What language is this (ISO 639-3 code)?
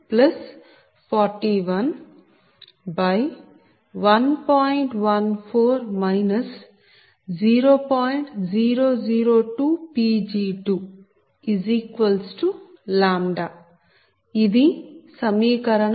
tel